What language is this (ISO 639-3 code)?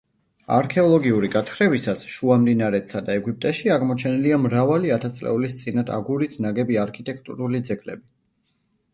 kat